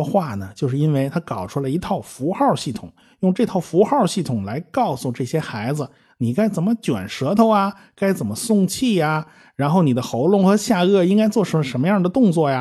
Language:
Chinese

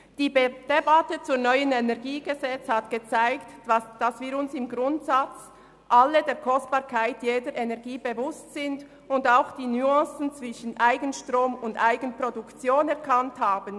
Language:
Swiss German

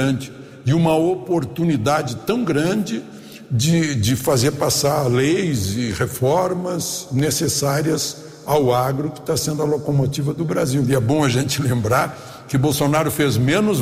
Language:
Portuguese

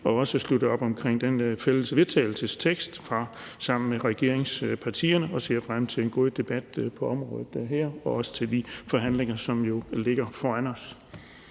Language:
Danish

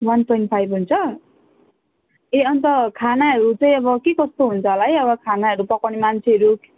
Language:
Nepali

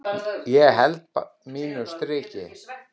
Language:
Icelandic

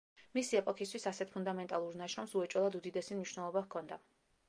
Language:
Georgian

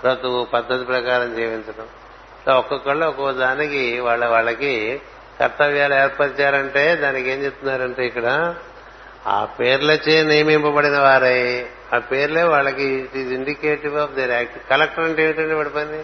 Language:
Telugu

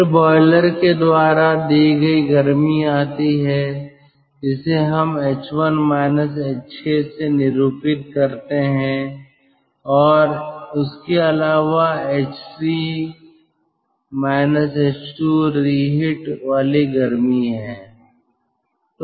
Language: Hindi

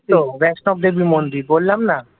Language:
Bangla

